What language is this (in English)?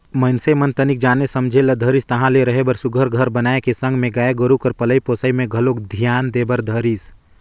Chhattisgarhi